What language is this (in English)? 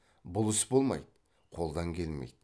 Kazakh